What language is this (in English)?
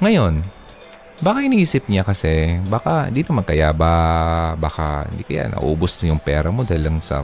Filipino